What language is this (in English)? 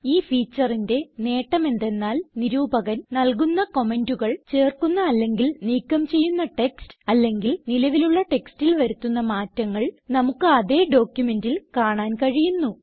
Malayalam